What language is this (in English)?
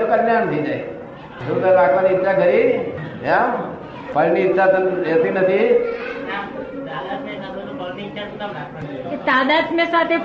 Gujarati